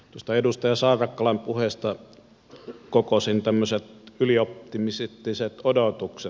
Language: Finnish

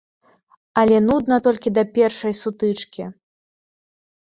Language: Belarusian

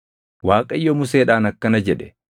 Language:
Oromo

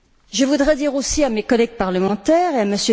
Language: French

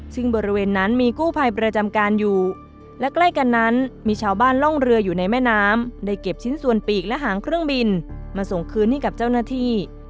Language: Thai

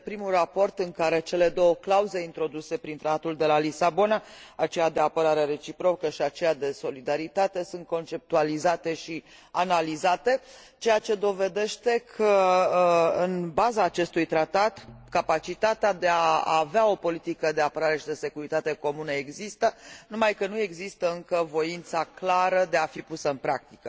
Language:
Romanian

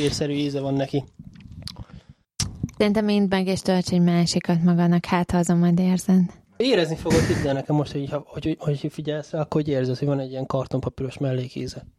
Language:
Hungarian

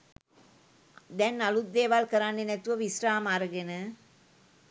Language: Sinhala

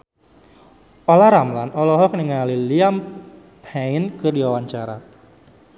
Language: Sundanese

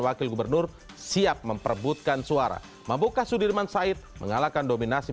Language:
Indonesian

